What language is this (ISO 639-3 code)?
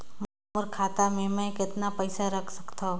hne